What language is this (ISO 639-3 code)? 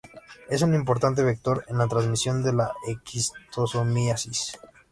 spa